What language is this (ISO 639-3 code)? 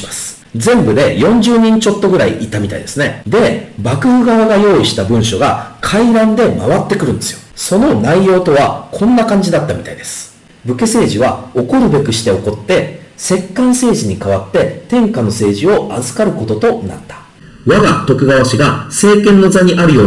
jpn